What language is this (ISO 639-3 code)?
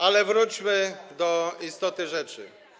pol